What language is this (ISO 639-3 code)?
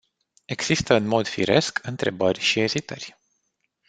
ron